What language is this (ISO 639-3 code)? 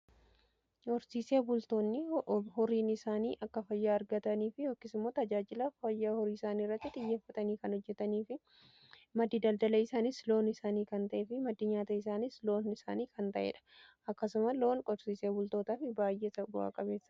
orm